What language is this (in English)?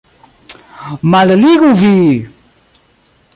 Esperanto